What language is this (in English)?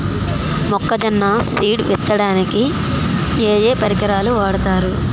Telugu